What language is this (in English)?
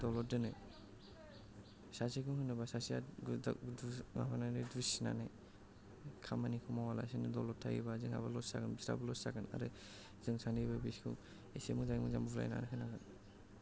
Bodo